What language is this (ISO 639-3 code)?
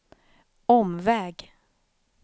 swe